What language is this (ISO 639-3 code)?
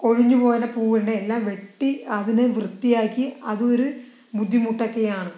mal